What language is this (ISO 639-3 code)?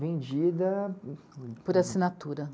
por